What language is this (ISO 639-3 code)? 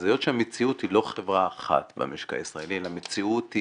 heb